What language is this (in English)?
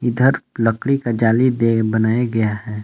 Hindi